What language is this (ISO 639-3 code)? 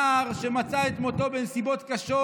heb